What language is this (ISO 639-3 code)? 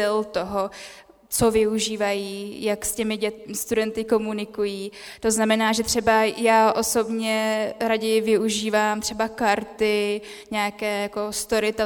ces